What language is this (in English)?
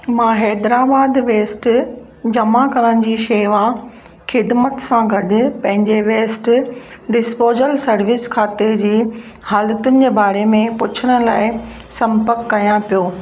Sindhi